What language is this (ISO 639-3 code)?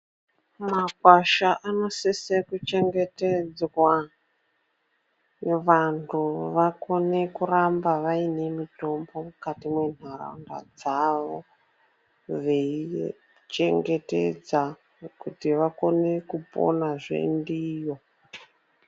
ndc